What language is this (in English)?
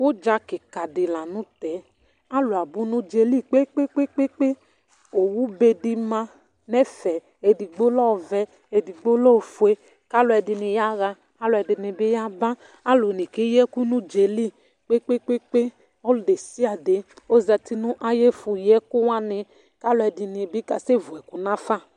Ikposo